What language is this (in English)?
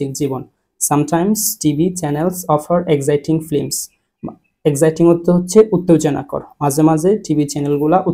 Bangla